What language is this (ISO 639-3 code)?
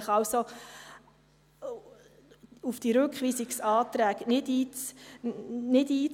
gsw